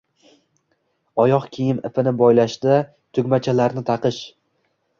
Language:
Uzbek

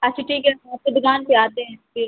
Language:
Urdu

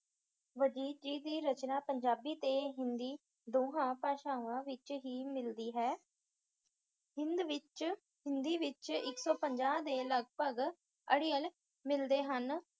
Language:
Punjabi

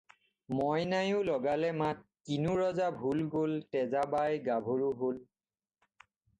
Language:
Assamese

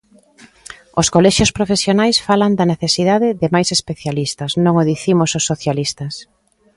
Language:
Galician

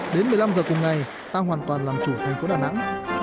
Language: Vietnamese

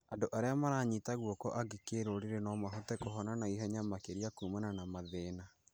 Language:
Kikuyu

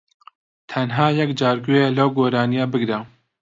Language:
Central Kurdish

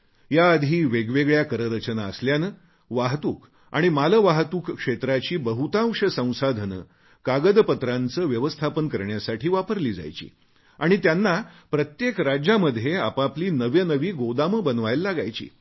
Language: Marathi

